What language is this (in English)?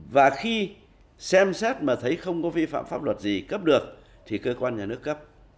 Vietnamese